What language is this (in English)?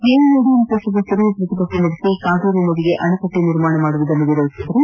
Kannada